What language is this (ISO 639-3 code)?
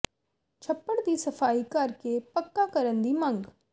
pan